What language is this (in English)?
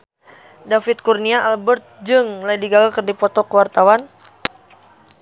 Sundanese